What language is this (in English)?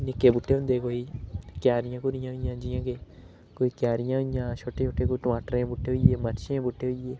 Dogri